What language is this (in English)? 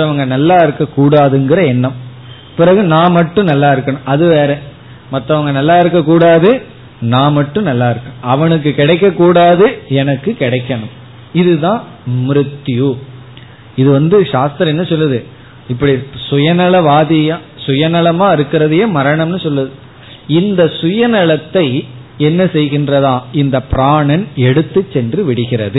Tamil